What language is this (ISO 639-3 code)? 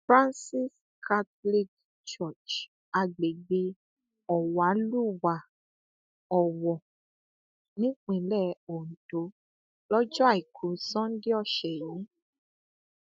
yor